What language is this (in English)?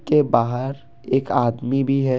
Hindi